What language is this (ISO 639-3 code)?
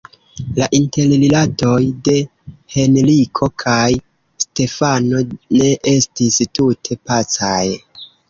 epo